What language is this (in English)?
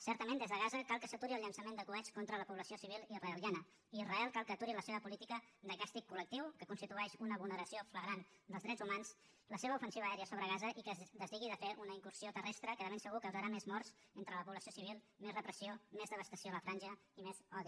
Catalan